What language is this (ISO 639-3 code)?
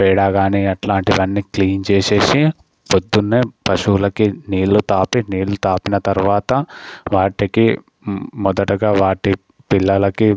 tel